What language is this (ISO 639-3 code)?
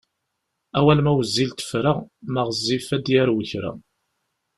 kab